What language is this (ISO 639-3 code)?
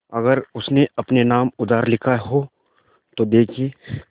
hin